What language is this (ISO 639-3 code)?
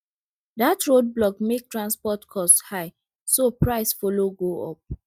pcm